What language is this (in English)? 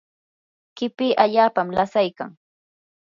Yanahuanca Pasco Quechua